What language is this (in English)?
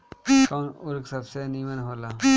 Bhojpuri